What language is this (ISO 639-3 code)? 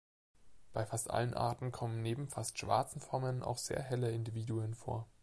deu